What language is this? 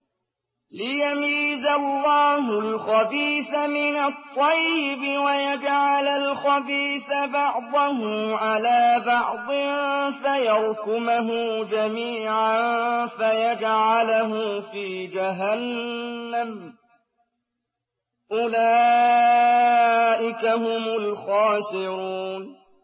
Arabic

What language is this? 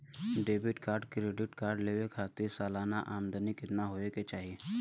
Bhojpuri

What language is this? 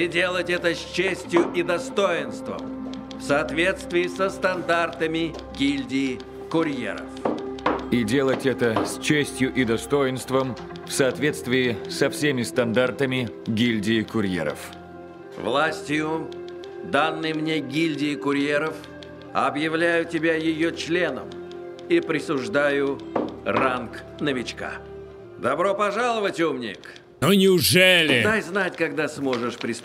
Russian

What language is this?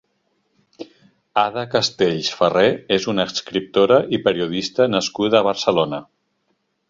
Catalan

